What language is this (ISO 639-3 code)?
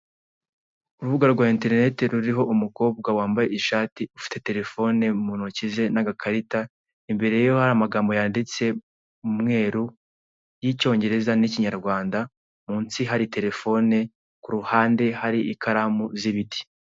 kin